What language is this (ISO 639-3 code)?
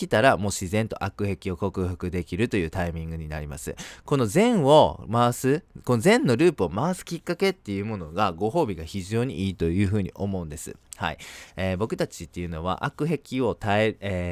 jpn